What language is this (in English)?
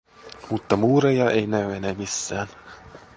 Finnish